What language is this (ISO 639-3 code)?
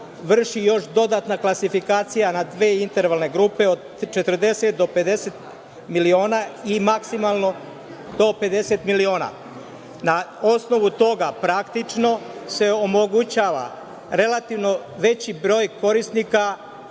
srp